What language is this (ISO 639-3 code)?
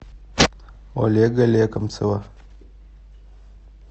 rus